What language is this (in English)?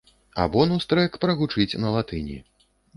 Belarusian